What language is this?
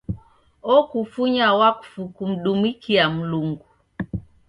Taita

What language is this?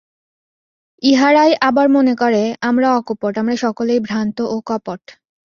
Bangla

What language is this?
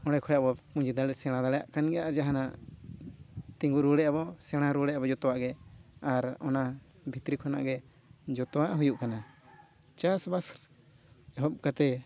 Santali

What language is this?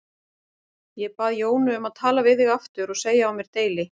Icelandic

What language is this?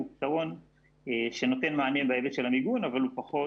Hebrew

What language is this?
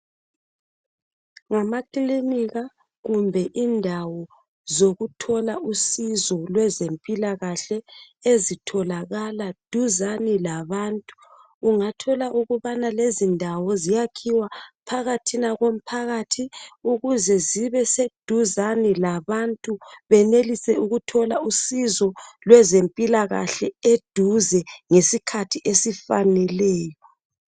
North Ndebele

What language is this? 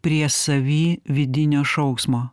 Lithuanian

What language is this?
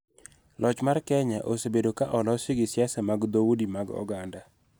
Luo (Kenya and Tanzania)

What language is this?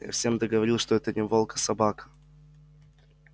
Russian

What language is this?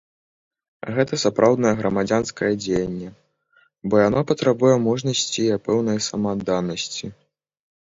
Belarusian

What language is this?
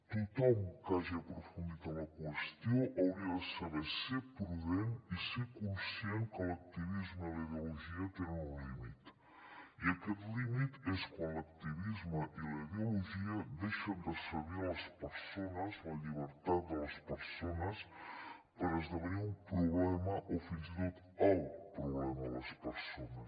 Catalan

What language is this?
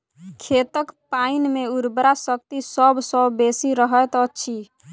Maithili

